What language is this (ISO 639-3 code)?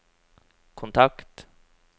nor